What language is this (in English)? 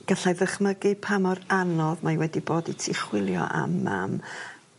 Welsh